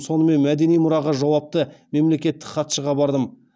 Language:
Kazakh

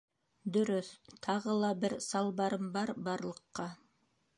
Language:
Bashkir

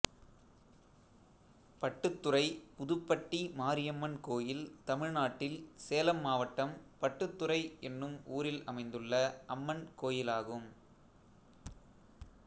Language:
Tamil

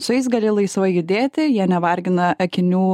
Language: Lithuanian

